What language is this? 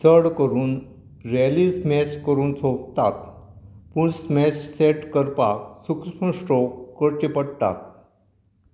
Konkani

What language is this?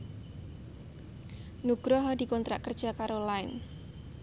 Javanese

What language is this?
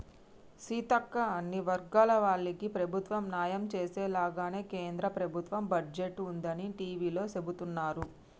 Telugu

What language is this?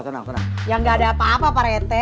Indonesian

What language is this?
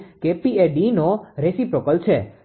Gujarati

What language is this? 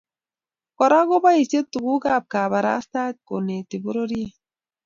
Kalenjin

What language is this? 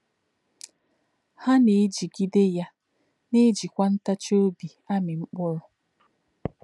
Igbo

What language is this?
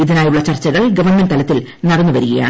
Malayalam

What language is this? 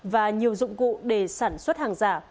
Vietnamese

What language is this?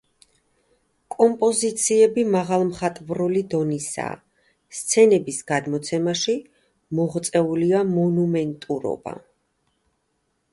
Georgian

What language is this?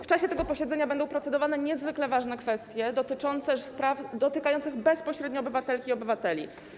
Polish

